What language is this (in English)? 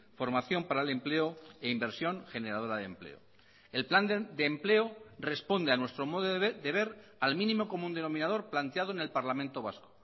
Spanish